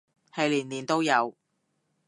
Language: Cantonese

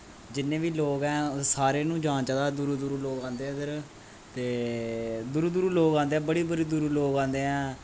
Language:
Dogri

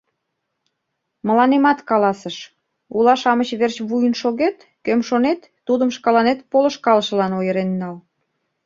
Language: Mari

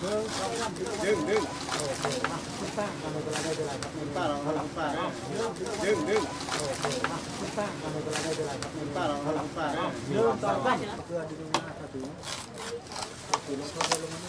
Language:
Thai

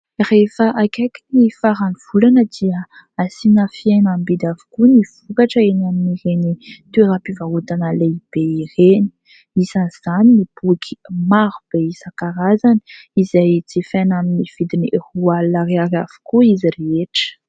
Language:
Malagasy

